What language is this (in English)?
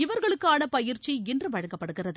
Tamil